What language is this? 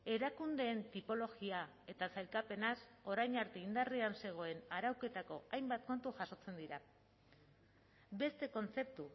Basque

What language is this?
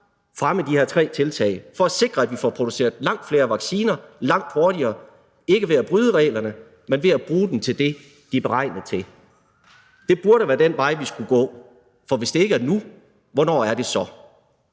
Danish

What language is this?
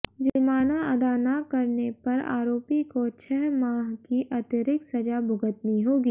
Hindi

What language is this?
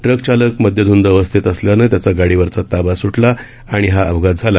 Marathi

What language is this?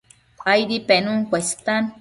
Matsés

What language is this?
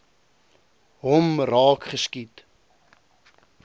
Afrikaans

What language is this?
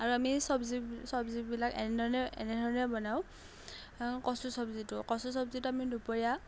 Assamese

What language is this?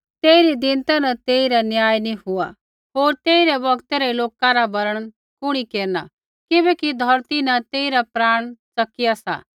Kullu Pahari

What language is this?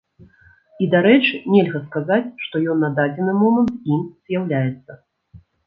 Belarusian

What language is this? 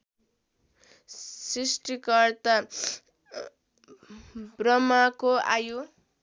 Nepali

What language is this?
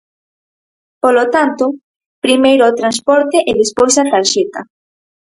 Galician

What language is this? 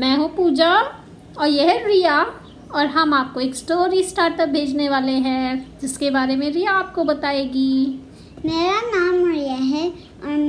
Hindi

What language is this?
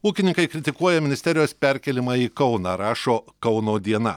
Lithuanian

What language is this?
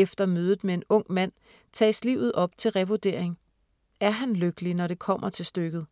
Danish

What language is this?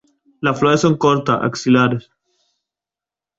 Spanish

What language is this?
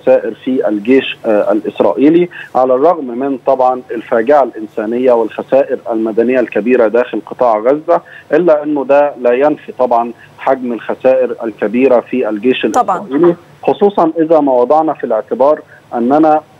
Arabic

